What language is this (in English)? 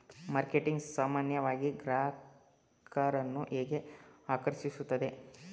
Kannada